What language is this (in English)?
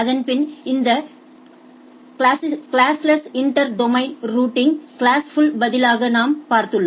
Tamil